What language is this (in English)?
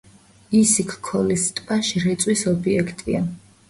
Georgian